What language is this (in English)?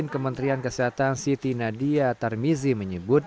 Indonesian